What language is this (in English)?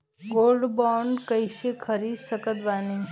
Bhojpuri